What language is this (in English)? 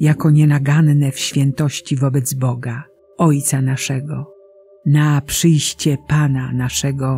Polish